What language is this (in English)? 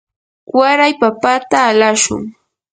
Yanahuanca Pasco Quechua